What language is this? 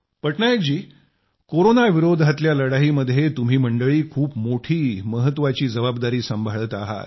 Marathi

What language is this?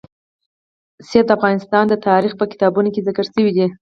Pashto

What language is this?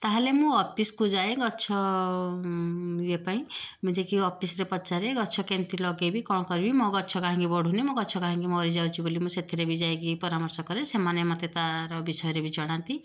Odia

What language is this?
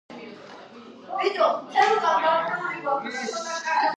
Georgian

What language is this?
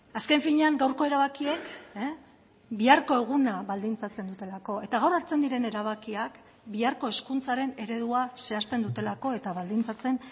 Basque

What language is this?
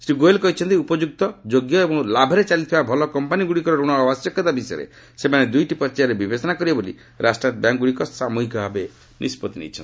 Odia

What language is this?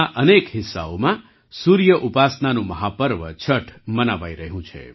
Gujarati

